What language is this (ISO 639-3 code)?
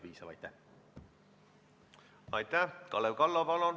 est